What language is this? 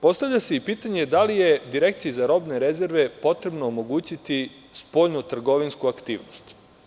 Serbian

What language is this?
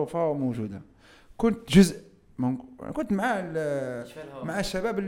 Arabic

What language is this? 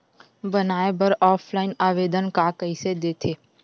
Chhattisgarhi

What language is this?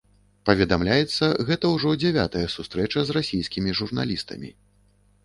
Belarusian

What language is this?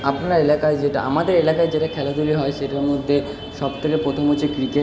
Bangla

